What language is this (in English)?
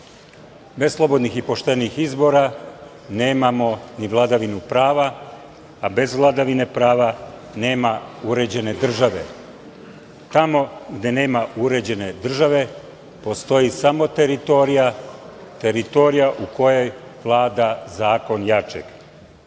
Serbian